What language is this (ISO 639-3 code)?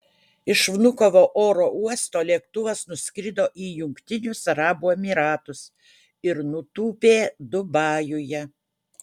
lit